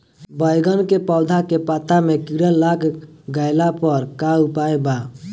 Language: Bhojpuri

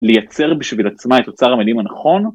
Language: Hebrew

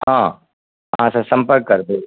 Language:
Maithili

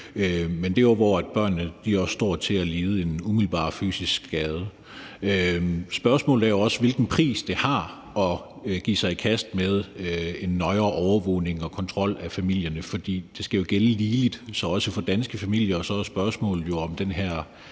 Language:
Danish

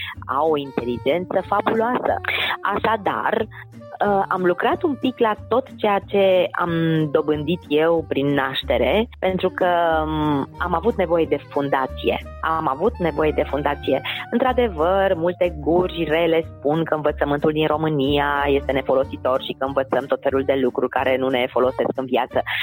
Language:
Romanian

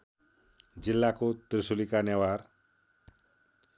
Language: Nepali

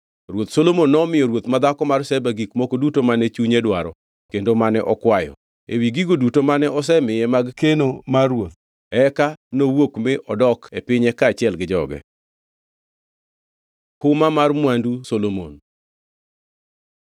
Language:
Luo (Kenya and Tanzania)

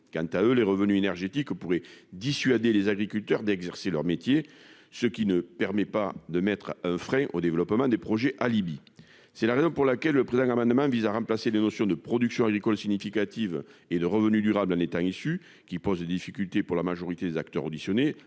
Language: French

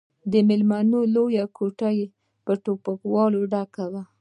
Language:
Pashto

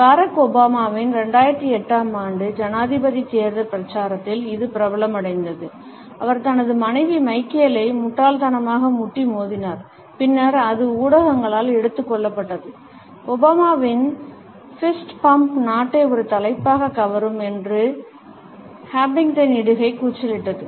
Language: Tamil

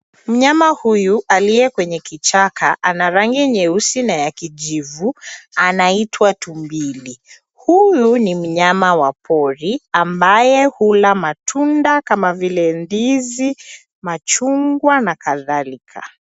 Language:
Swahili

